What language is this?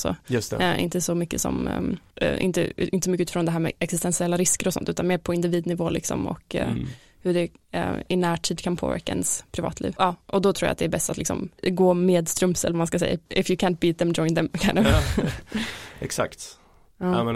Swedish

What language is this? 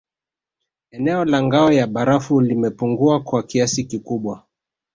Swahili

